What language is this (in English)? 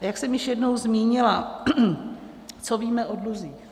Czech